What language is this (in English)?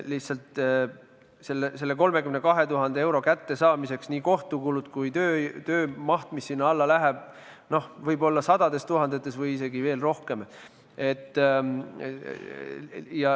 Estonian